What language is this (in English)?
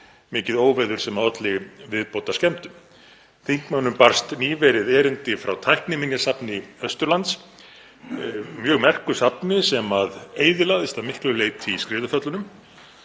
Icelandic